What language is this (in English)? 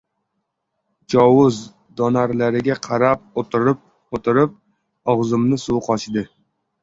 Uzbek